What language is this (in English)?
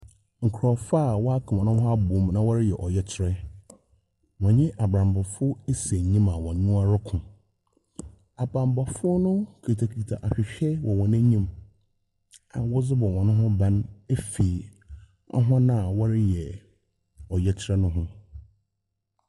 Akan